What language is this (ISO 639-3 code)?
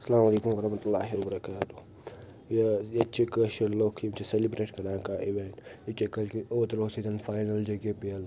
kas